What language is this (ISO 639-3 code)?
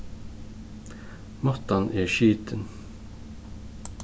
fao